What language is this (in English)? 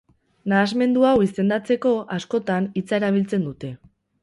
Basque